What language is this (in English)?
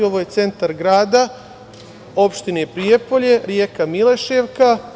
Serbian